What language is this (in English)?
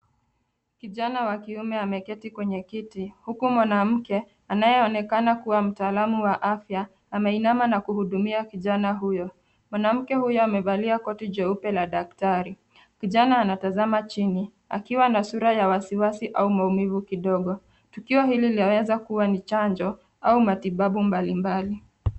Swahili